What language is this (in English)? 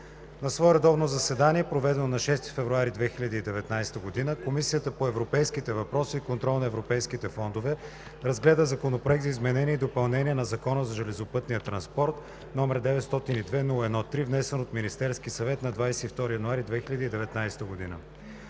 Bulgarian